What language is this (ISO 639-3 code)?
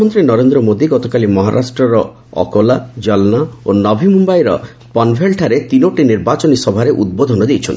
ori